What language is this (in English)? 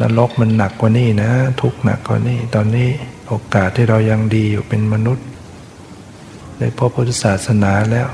Thai